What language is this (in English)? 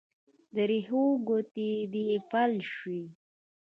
Pashto